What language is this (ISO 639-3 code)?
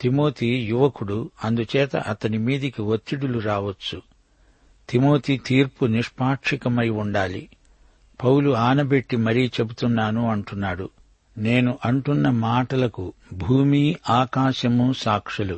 tel